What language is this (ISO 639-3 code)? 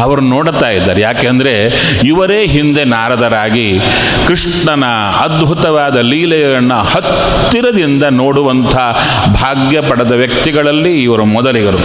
kan